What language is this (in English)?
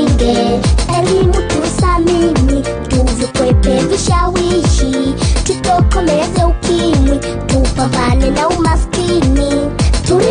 Swahili